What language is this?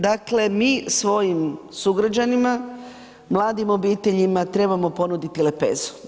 Croatian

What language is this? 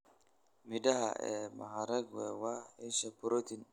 Somali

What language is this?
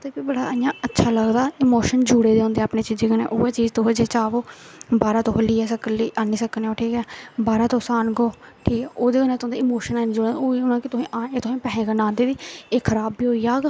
Dogri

